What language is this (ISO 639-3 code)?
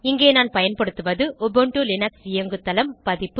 tam